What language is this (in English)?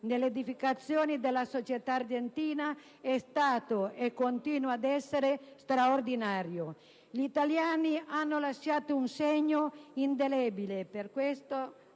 Italian